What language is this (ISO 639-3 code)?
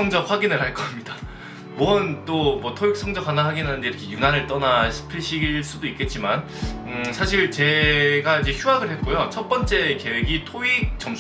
kor